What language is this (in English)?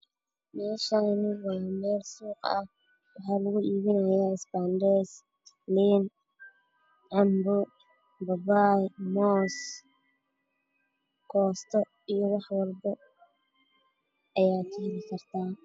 Somali